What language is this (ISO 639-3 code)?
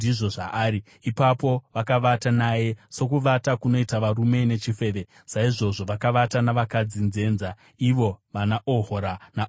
sna